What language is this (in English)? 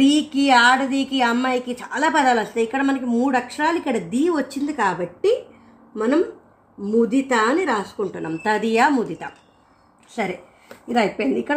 Telugu